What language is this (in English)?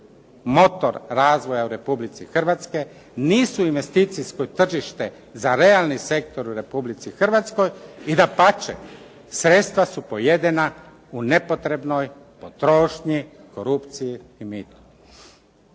Croatian